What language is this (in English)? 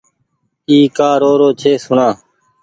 Goaria